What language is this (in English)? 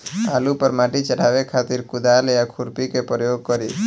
Bhojpuri